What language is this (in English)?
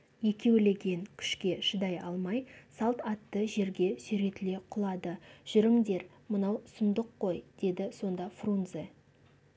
Kazakh